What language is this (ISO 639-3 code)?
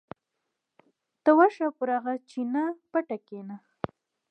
pus